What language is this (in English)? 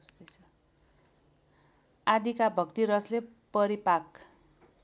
Nepali